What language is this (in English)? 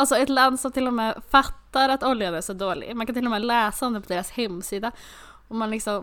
Swedish